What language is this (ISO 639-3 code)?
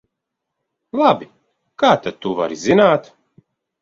lav